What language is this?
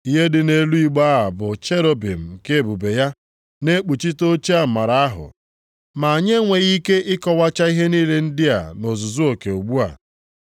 Igbo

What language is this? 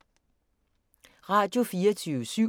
Danish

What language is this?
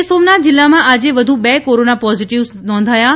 Gujarati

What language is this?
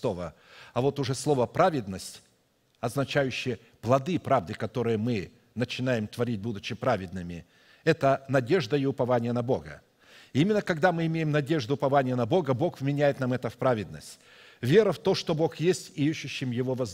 Russian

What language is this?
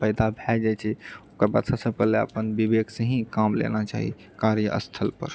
Maithili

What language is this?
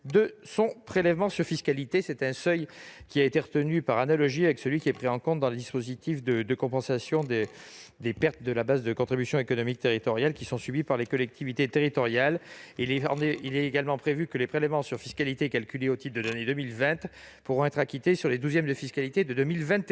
French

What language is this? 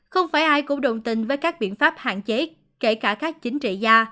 Vietnamese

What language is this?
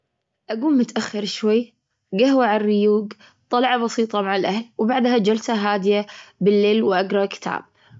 Gulf Arabic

